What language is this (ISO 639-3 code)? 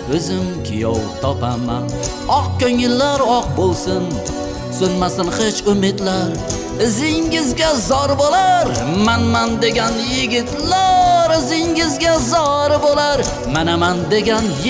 uzb